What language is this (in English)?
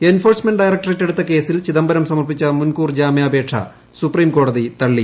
Malayalam